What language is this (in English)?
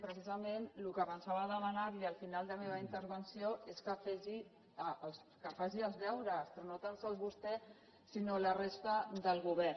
Catalan